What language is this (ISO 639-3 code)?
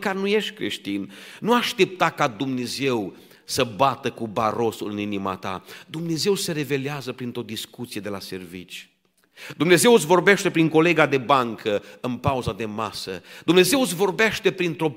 ron